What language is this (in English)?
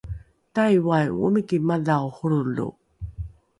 Rukai